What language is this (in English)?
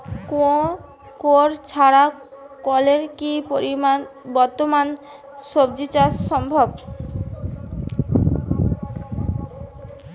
Bangla